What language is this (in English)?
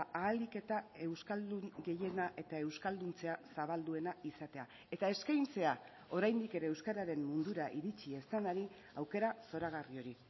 Basque